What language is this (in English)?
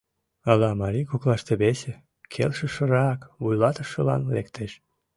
Mari